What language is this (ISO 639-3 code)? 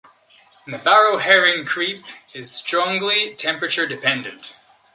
eng